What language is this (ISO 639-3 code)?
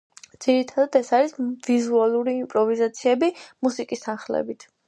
kat